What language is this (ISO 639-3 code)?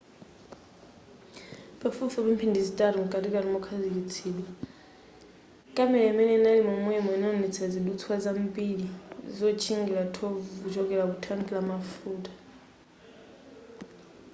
nya